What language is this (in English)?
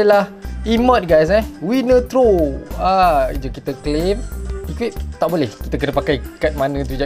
Malay